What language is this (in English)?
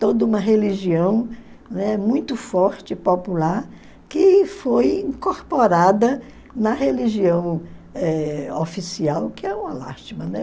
Portuguese